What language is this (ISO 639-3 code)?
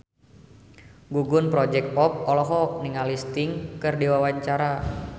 sun